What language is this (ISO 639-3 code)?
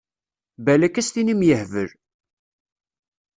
kab